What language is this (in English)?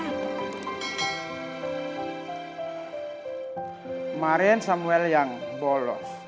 Indonesian